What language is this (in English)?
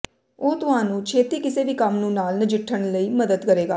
Punjabi